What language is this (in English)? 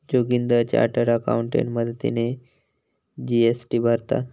Marathi